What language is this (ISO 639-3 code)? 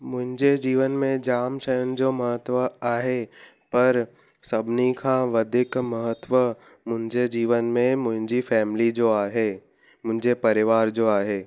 snd